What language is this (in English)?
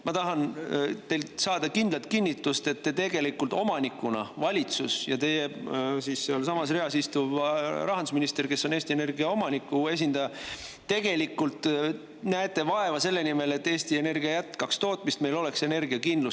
Estonian